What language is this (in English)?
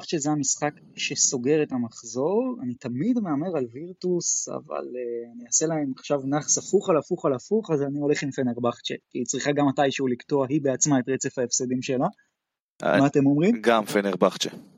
Hebrew